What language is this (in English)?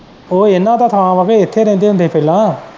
Punjabi